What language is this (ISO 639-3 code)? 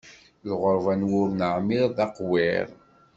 kab